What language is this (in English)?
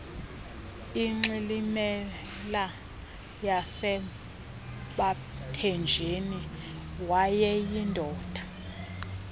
Xhosa